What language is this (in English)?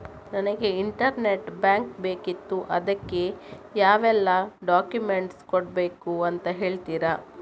Kannada